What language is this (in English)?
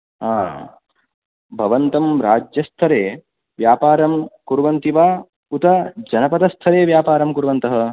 Sanskrit